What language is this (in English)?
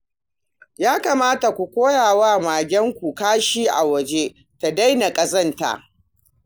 Hausa